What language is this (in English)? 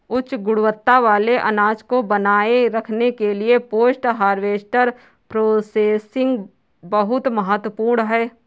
Hindi